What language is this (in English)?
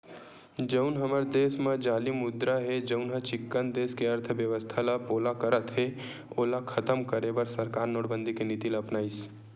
Chhattisgarhi